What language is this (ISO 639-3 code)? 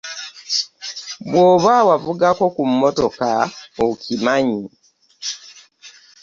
lug